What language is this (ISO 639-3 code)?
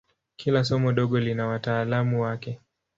swa